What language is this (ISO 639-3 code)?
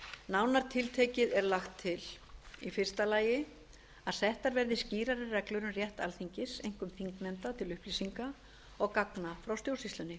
isl